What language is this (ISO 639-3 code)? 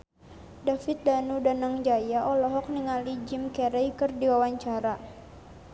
sun